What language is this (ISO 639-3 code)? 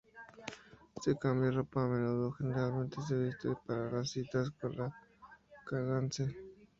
spa